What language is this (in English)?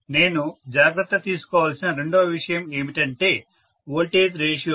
Telugu